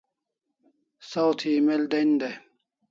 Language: Kalasha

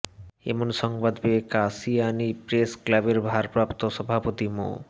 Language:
Bangla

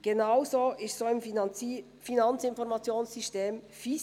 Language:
Swiss German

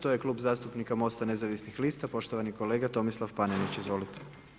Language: Croatian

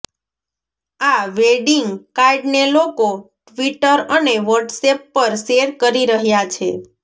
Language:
Gujarati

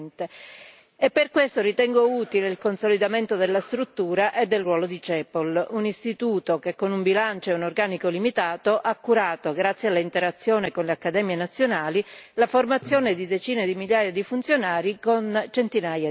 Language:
Italian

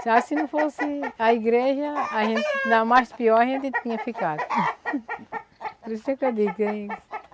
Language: Portuguese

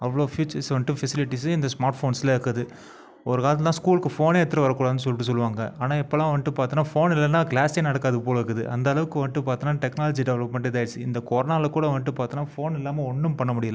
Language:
Tamil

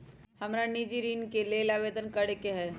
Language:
Magahi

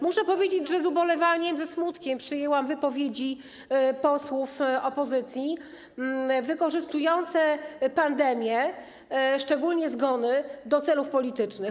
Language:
Polish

